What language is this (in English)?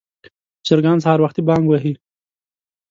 Pashto